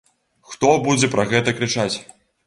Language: Belarusian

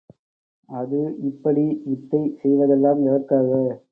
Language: Tamil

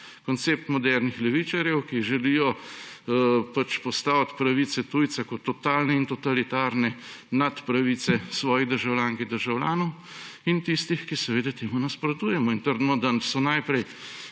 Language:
Slovenian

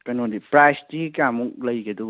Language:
Manipuri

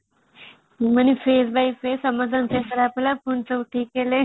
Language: Odia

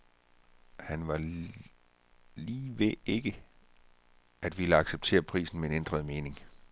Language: Danish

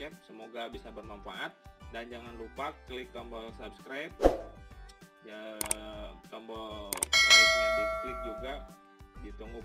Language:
Indonesian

